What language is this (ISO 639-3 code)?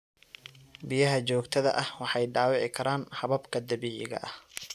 som